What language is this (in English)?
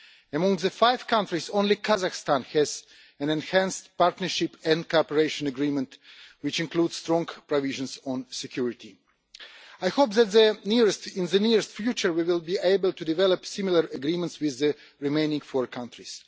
English